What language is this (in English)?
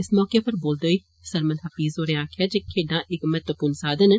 Dogri